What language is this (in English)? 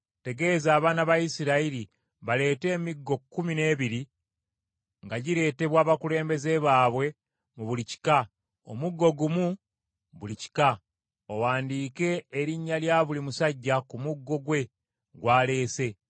Ganda